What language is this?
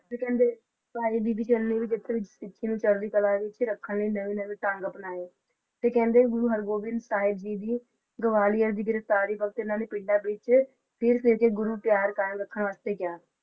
Punjabi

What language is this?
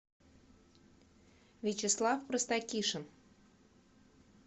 Russian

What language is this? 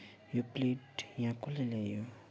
Nepali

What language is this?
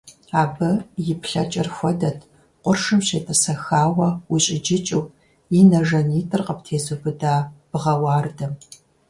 Kabardian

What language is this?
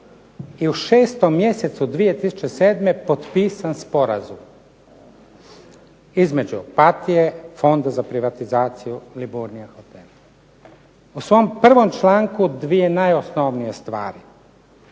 Croatian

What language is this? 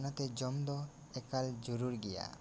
Santali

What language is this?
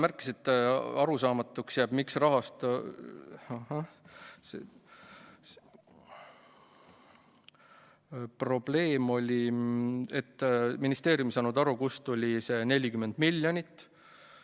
Estonian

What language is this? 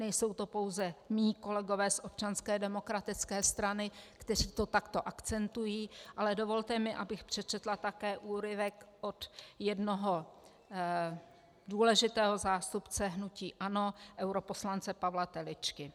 Czech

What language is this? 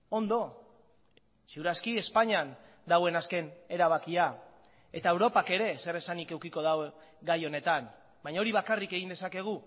Basque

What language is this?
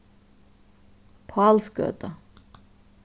Faroese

